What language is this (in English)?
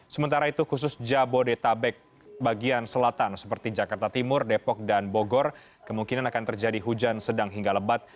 Indonesian